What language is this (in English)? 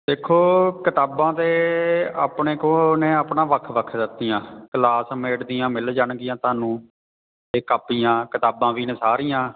Punjabi